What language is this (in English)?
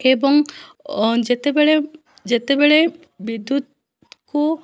Odia